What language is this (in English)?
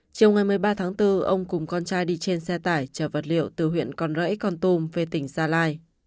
Vietnamese